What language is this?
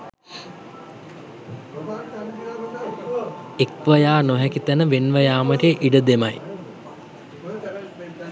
Sinhala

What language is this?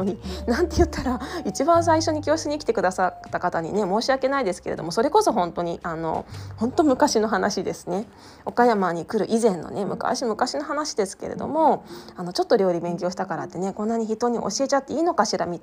Japanese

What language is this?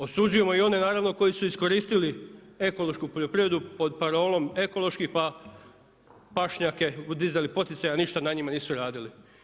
Croatian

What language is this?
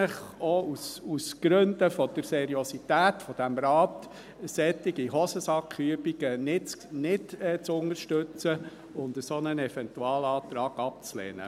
Swiss German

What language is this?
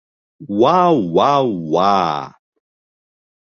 Bashkir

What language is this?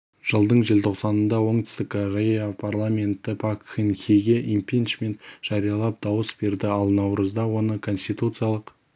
Kazakh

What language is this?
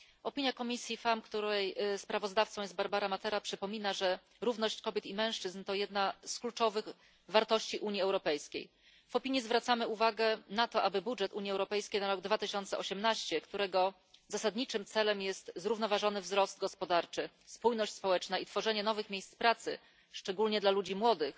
Polish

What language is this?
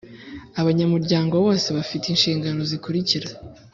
Kinyarwanda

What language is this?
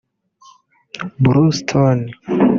Kinyarwanda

